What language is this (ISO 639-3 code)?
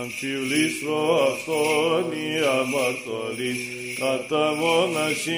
ell